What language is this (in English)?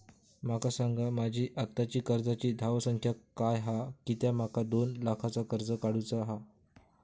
Marathi